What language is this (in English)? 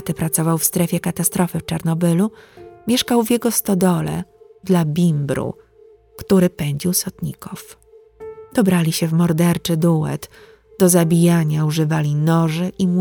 Polish